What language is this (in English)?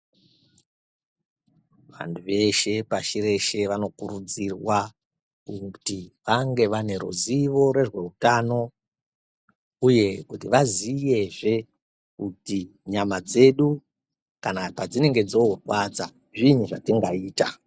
Ndau